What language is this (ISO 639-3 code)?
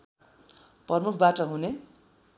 nep